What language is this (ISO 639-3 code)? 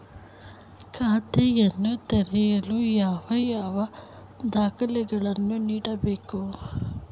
kan